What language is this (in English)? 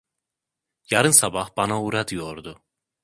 Turkish